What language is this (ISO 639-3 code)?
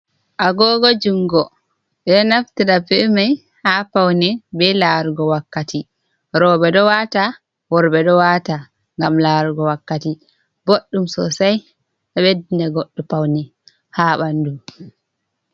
ful